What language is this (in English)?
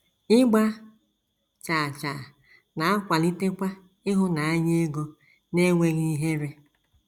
Igbo